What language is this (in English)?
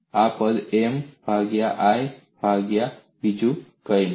Gujarati